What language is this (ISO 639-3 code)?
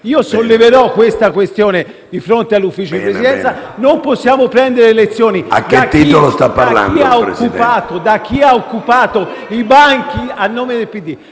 ita